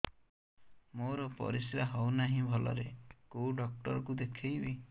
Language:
Odia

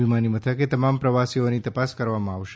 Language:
Gujarati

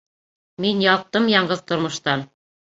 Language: Bashkir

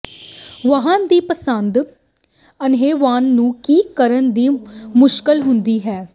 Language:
Punjabi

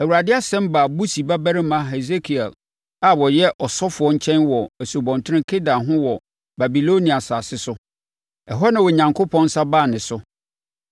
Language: Akan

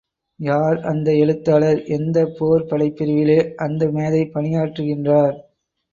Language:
Tamil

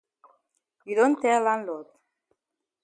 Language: Cameroon Pidgin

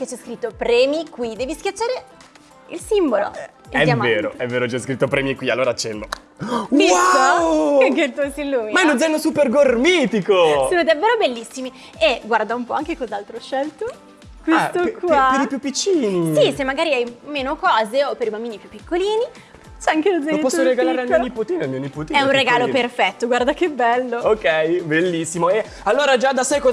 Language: Italian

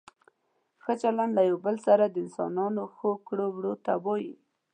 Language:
Pashto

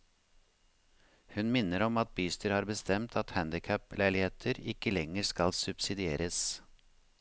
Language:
Norwegian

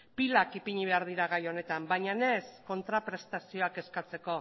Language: Basque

